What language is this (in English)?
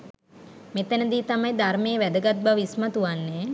Sinhala